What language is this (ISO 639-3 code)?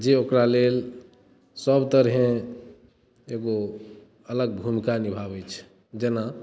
mai